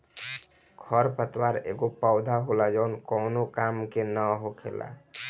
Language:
Bhojpuri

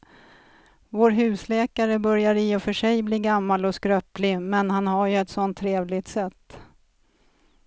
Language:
Swedish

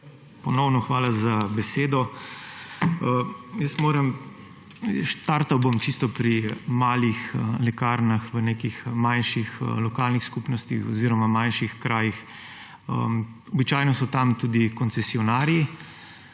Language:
Slovenian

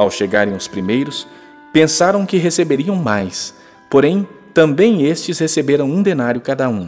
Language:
Portuguese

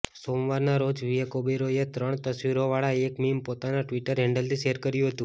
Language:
Gujarati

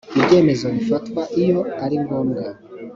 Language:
Kinyarwanda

